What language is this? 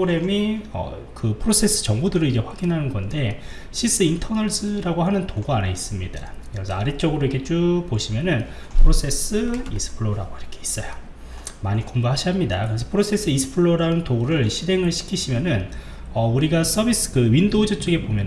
Korean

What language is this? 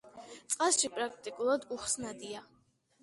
Georgian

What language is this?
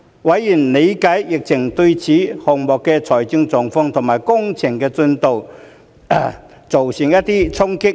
Cantonese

